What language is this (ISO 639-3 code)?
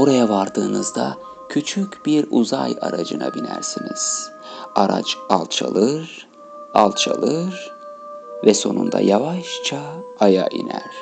tur